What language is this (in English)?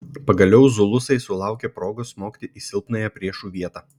Lithuanian